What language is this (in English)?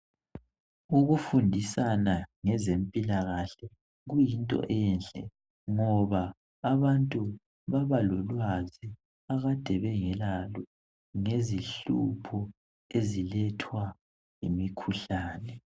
North Ndebele